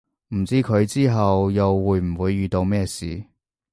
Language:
Cantonese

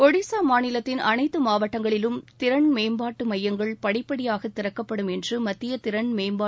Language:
Tamil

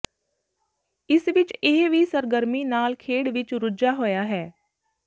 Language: Punjabi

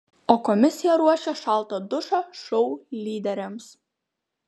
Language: Lithuanian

